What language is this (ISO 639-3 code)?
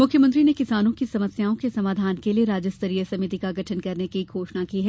hin